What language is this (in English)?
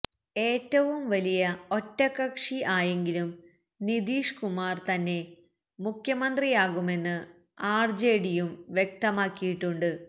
Malayalam